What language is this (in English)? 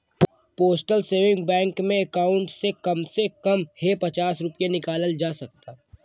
Bhojpuri